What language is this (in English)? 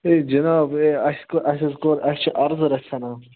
Kashmiri